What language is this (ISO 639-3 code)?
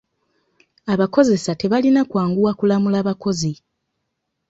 lug